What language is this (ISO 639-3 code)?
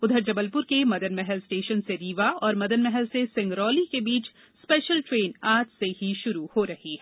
hin